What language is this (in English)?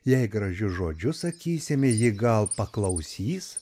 Lithuanian